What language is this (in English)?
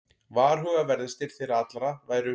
Icelandic